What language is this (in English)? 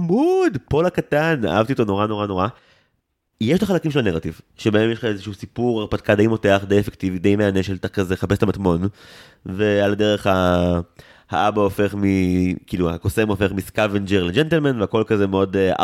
Hebrew